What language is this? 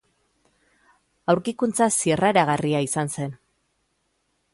Basque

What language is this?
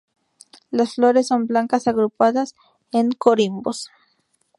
Spanish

